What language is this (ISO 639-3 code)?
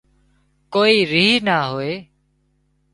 kxp